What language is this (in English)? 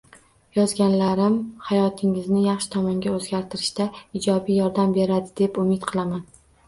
Uzbek